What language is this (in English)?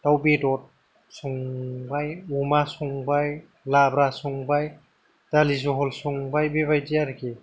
Bodo